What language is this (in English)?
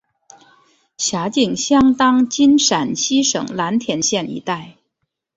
Chinese